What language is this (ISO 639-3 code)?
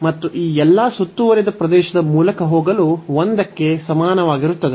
kan